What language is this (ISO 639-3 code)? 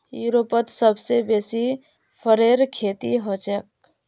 mag